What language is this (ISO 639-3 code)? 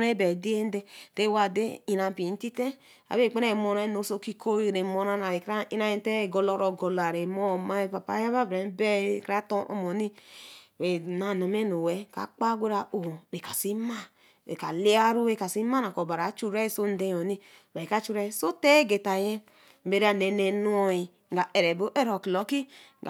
elm